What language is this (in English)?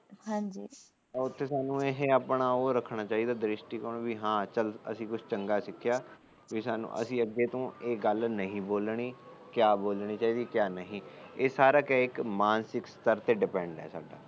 Punjabi